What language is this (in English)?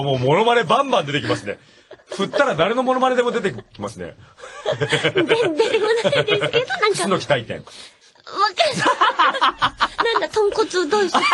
Japanese